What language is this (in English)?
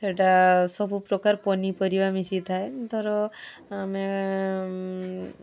Odia